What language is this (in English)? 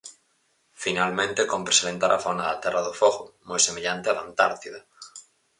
Galician